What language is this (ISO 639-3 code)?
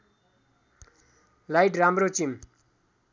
nep